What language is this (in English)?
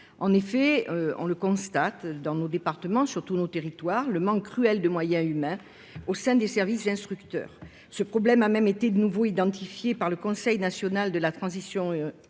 French